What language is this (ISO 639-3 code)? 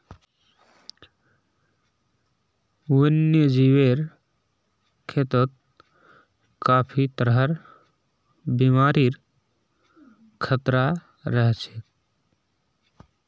mag